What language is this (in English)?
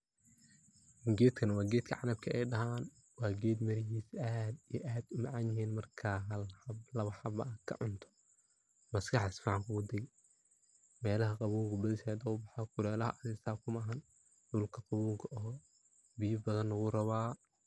Somali